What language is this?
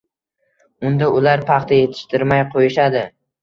Uzbek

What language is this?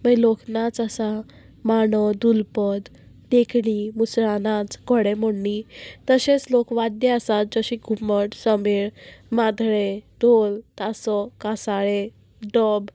Konkani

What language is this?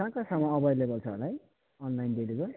Nepali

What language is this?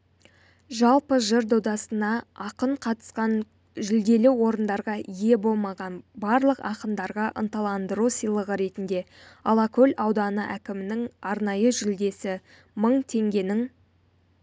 Kazakh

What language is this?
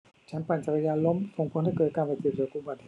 Thai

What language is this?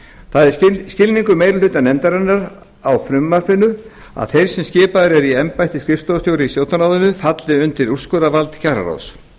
Icelandic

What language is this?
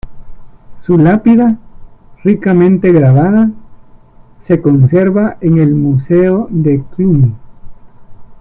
Spanish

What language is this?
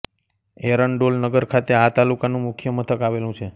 Gujarati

